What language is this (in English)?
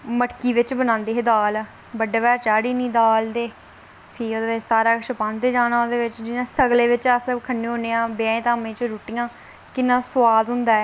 Dogri